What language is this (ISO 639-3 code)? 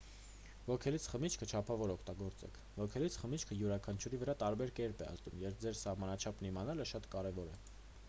hye